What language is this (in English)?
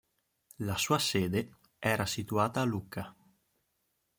Italian